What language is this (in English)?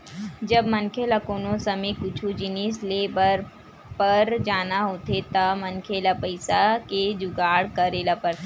Chhattisgarhi